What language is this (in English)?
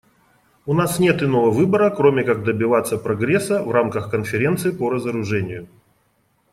Russian